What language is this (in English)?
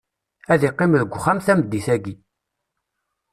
Kabyle